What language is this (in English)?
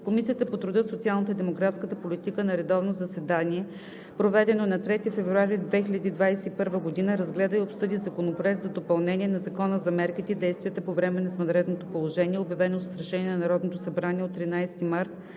Bulgarian